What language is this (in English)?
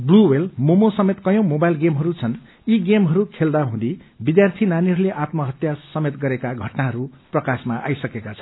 Nepali